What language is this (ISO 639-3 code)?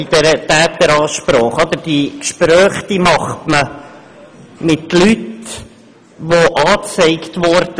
gsw